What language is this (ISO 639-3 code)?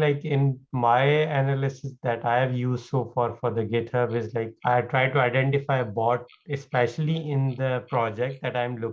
eng